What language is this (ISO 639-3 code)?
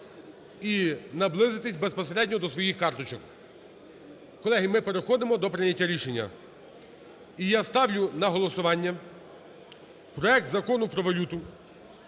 ukr